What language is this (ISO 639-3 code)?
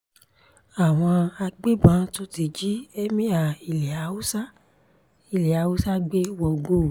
yor